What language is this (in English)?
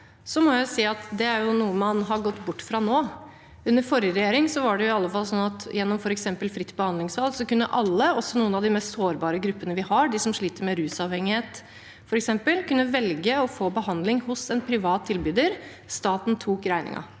Norwegian